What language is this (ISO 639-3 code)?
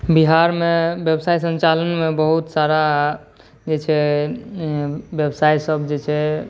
mai